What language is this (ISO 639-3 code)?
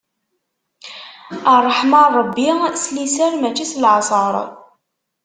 kab